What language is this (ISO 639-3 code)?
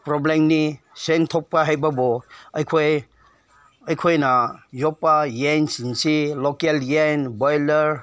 mni